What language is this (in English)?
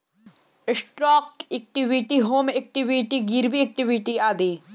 Bhojpuri